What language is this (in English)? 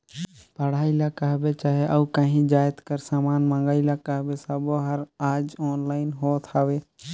Chhattisgarhi